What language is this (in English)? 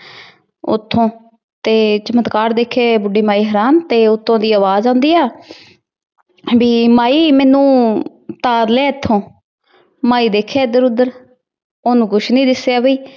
Punjabi